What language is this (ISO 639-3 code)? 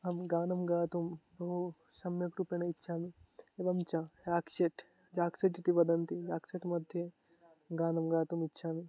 san